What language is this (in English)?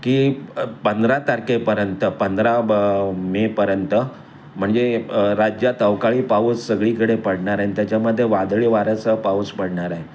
Marathi